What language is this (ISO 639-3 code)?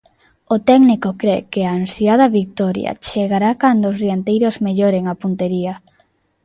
glg